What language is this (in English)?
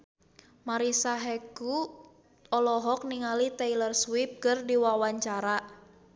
Sundanese